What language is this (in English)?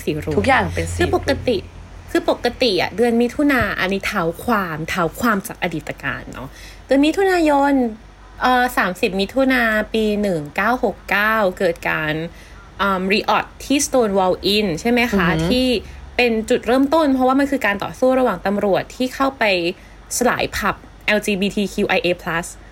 Thai